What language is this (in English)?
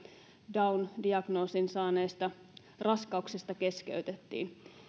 Finnish